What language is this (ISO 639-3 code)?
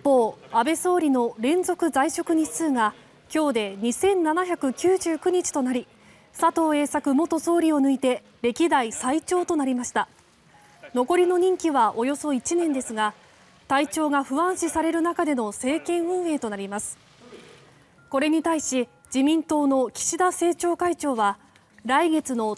jpn